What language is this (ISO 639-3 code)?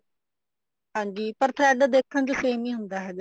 pan